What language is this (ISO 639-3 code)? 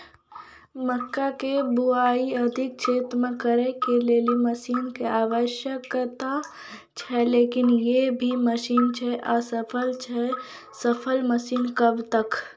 mai